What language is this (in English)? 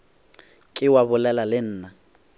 Northern Sotho